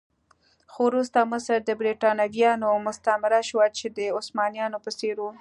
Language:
Pashto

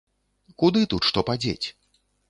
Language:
Belarusian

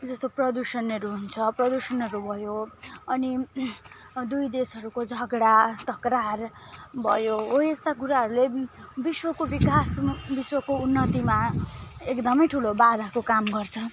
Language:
Nepali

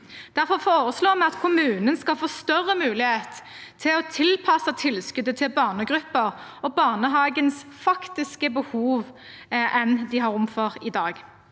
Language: Norwegian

